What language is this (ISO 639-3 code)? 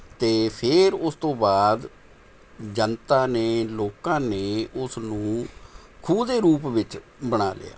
pan